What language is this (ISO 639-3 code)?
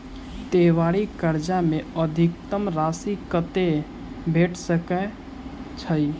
mai